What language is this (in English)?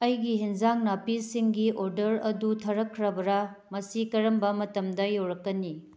Manipuri